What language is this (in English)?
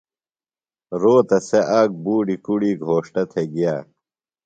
Phalura